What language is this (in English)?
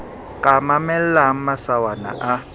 Southern Sotho